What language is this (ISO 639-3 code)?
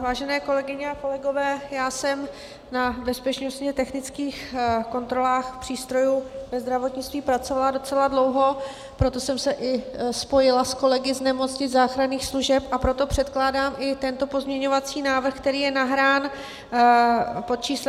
ces